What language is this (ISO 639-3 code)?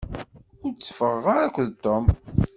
kab